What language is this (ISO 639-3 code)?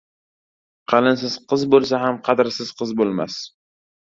uzb